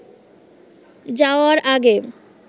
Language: Bangla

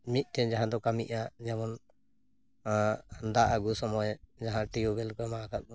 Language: Santali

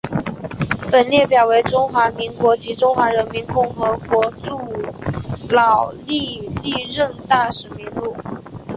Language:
Chinese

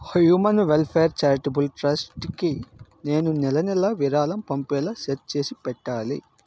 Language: Telugu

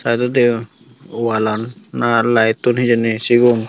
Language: Chakma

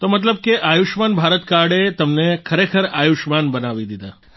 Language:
Gujarati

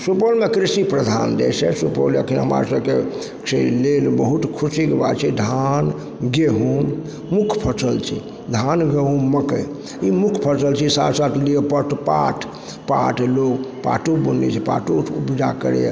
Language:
Maithili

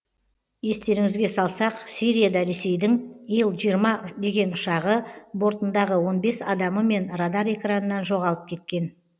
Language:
Kazakh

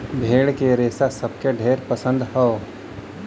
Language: Bhojpuri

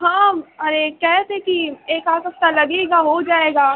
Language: Urdu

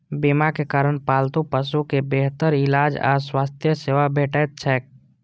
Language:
Maithili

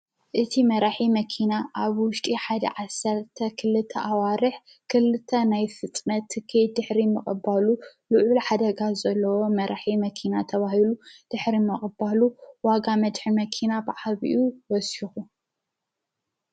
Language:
Tigrinya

